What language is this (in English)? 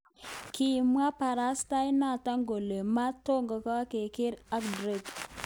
Kalenjin